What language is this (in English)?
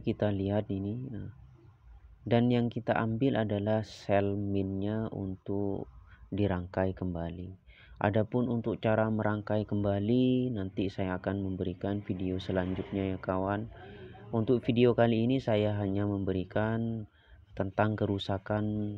Indonesian